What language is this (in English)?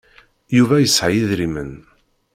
Kabyle